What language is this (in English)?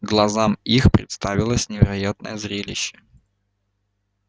Russian